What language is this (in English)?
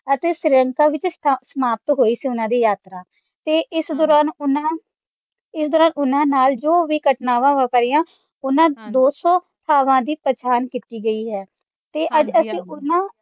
Punjabi